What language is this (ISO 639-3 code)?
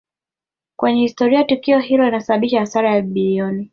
swa